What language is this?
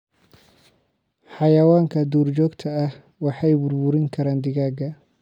Somali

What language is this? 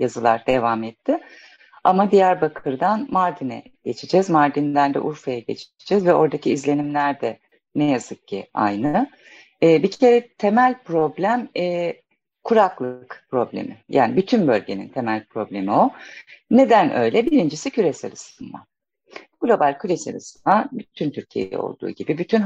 Turkish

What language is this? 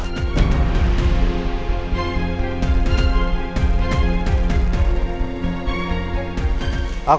Indonesian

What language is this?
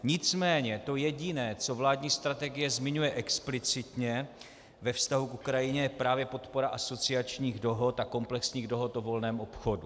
Czech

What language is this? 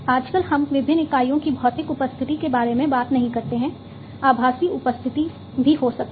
Hindi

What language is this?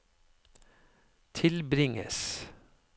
Norwegian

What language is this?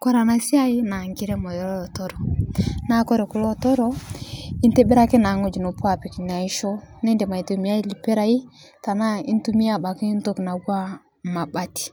Masai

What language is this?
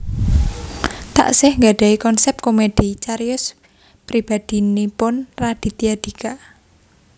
Javanese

